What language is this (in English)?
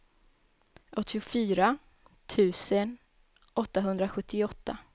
Swedish